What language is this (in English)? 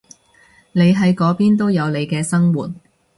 Cantonese